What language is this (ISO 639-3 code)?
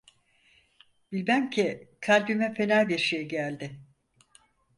tur